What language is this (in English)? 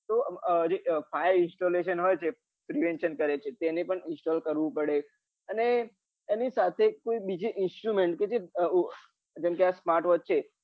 Gujarati